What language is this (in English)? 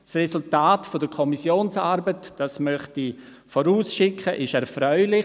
Swiss German